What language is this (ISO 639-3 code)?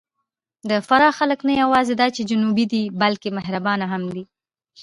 pus